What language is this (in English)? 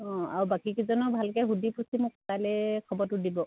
Assamese